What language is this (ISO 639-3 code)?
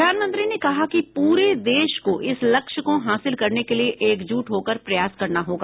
hin